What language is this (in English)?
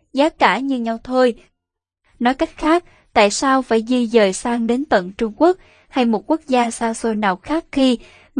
Vietnamese